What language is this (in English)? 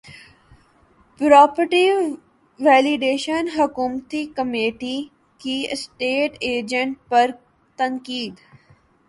Urdu